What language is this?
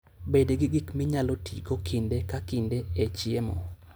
Luo (Kenya and Tanzania)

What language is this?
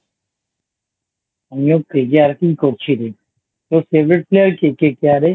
Bangla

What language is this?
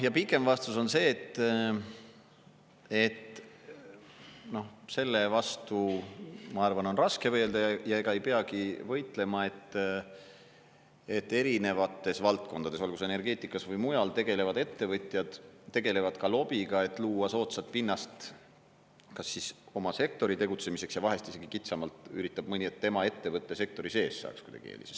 Estonian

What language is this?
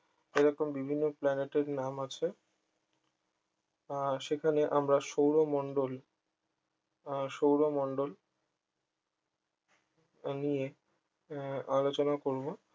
Bangla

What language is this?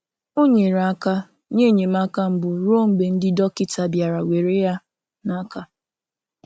Igbo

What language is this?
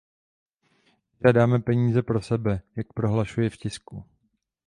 Czech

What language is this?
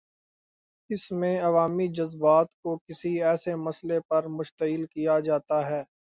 Urdu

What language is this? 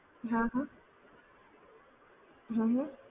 Gujarati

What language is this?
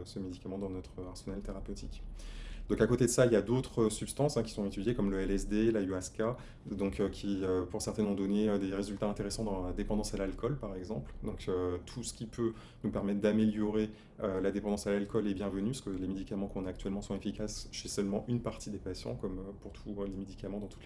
French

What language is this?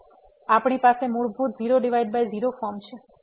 Gujarati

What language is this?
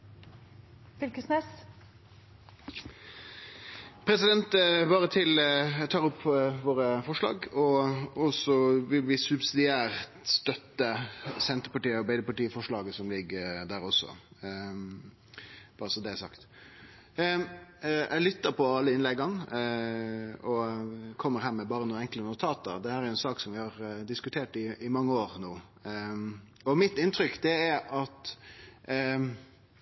Norwegian Nynorsk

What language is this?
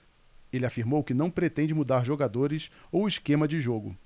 Portuguese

